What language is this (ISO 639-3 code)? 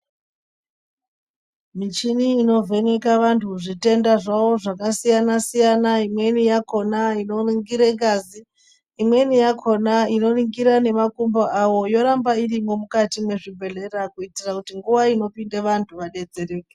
ndc